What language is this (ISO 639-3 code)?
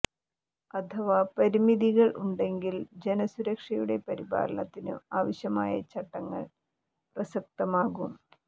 mal